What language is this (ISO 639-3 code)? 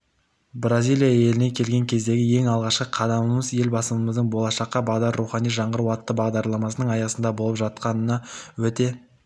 kaz